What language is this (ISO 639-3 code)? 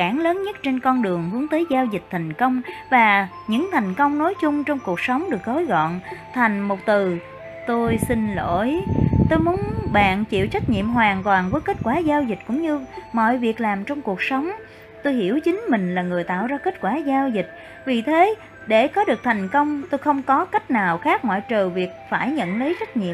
vie